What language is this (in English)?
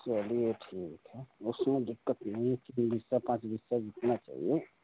Hindi